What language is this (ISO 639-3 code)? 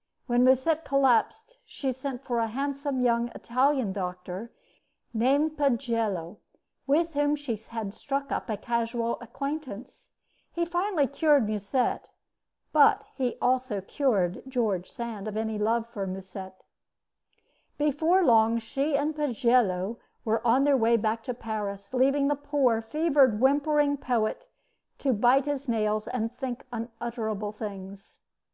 eng